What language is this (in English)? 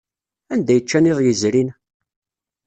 Kabyle